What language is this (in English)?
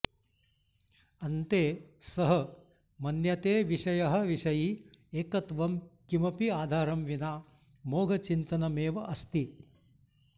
Sanskrit